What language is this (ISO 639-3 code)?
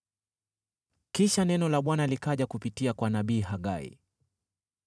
swa